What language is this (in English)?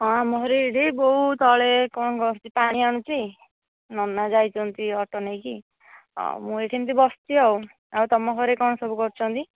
Odia